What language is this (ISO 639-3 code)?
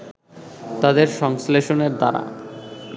ben